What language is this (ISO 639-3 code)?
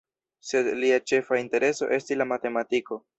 epo